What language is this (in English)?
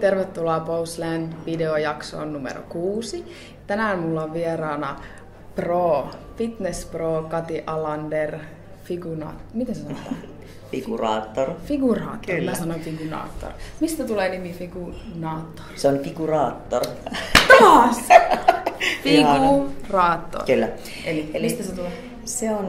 Finnish